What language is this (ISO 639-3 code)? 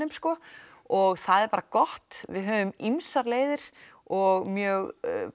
isl